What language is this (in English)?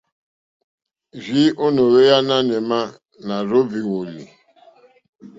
Mokpwe